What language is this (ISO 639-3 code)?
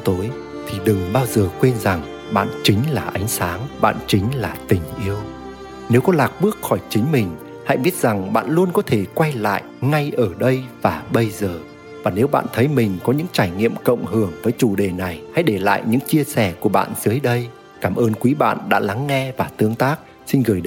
vie